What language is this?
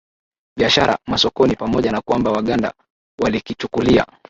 Swahili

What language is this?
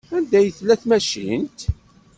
Kabyle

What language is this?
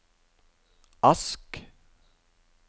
Norwegian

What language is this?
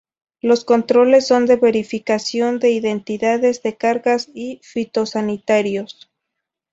Spanish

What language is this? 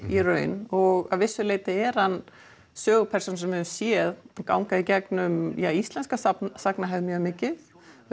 Icelandic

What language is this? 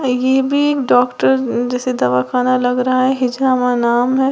Hindi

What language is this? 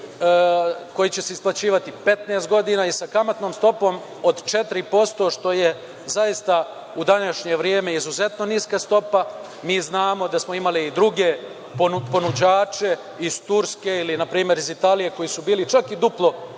Serbian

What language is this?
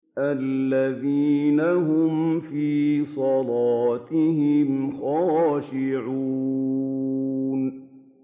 Arabic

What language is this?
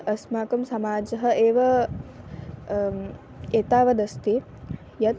Sanskrit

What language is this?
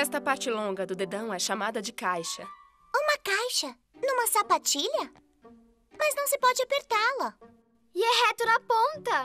Portuguese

